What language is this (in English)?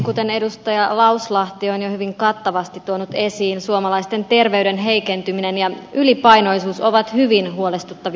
Finnish